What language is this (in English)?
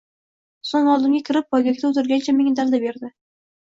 Uzbek